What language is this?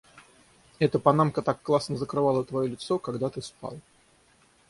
Russian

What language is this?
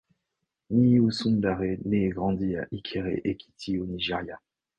French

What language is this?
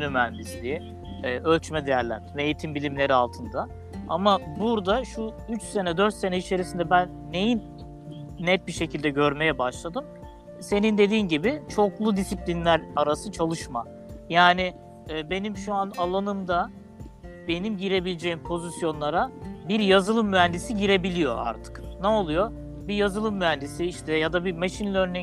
Turkish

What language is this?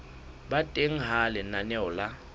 Southern Sotho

